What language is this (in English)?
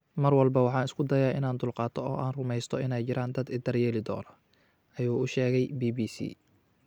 Somali